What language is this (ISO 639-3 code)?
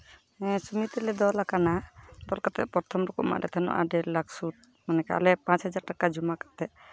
sat